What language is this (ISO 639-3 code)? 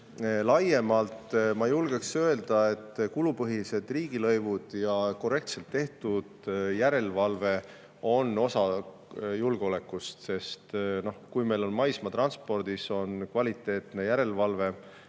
est